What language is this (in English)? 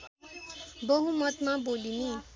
Nepali